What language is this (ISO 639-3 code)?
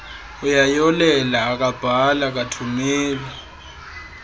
xho